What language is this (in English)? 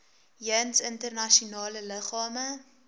Afrikaans